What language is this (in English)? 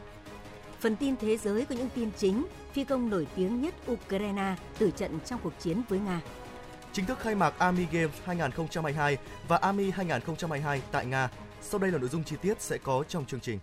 Vietnamese